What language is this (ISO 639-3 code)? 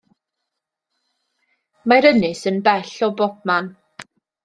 cym